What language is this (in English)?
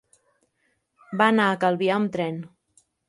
Catalan